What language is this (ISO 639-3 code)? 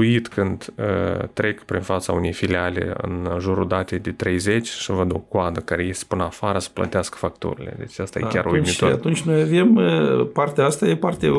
ron